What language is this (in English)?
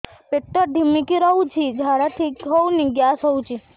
Odia